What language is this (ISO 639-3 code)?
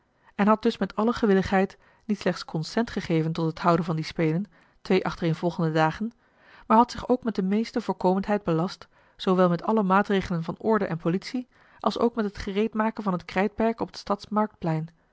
nld